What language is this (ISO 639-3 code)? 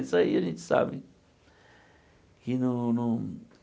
por